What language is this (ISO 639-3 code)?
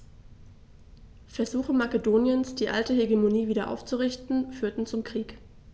deu